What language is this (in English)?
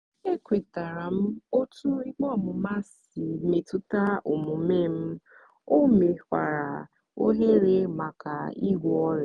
Igbo